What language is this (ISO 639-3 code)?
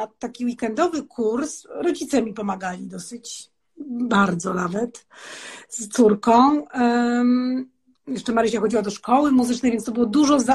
pol